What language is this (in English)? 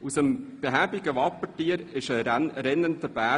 Swiss German